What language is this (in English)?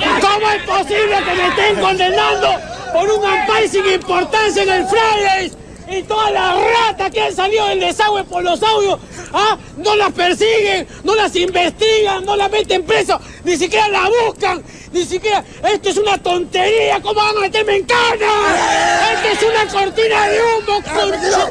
Spanish